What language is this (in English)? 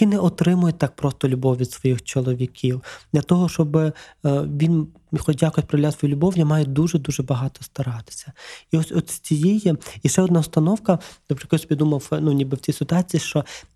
Ukrainian